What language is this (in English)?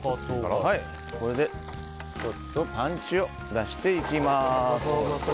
Japanese